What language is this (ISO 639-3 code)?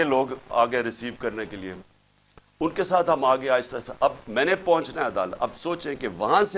urd